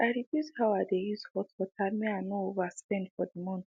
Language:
Nigerian Pidgin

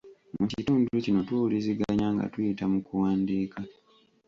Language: Ganda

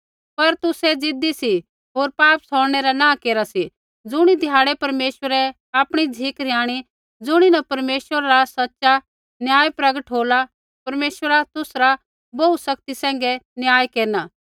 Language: Kullu Pahari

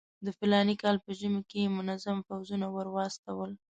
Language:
Pashto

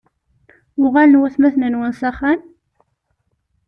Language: Kabyle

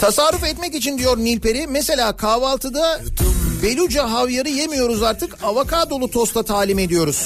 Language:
Turkish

